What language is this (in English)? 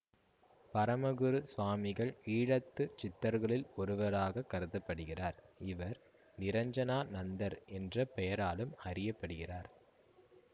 Tamil